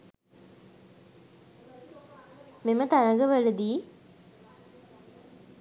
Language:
Sinhala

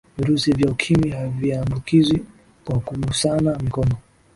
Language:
Swahili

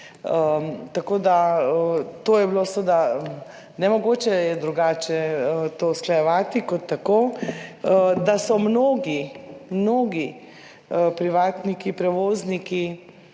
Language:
Slovenian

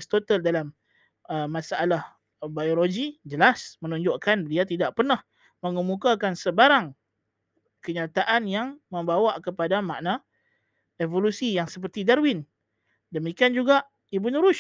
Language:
Malay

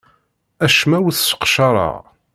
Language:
Kabyle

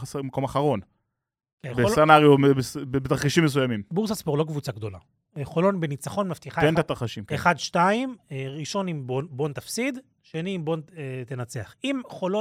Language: Hebrew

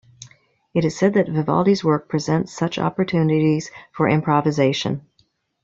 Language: English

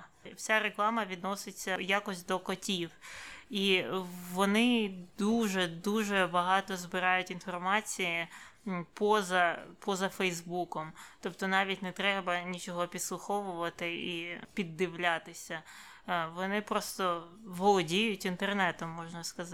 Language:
Ukrainian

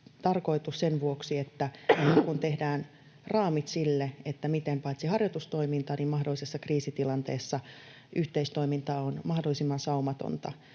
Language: Finnish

